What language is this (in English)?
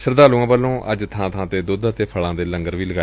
Punjabi